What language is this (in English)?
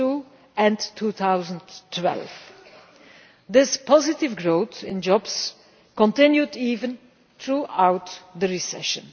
English